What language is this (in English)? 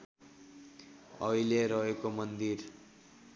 Nepali